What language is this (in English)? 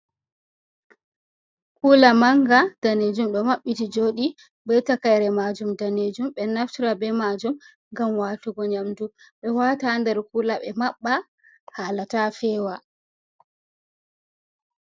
Fula